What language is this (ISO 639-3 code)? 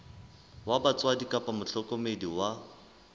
sot